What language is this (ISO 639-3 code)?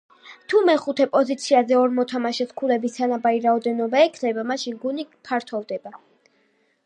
kat